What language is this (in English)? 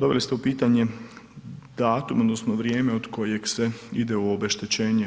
Croatian